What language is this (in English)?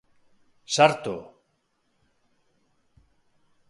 Basque